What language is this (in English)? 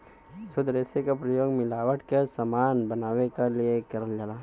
Bhojpuri